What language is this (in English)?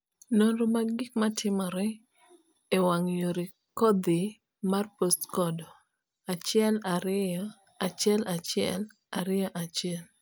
Luo (Kenya and Tanzania)